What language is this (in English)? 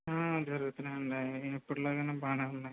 Telugu